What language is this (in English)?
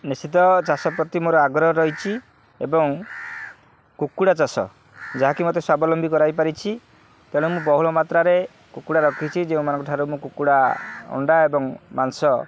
Odia